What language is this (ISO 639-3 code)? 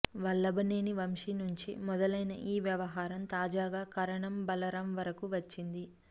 tel